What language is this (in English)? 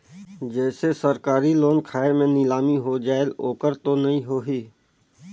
Chhattisgarhi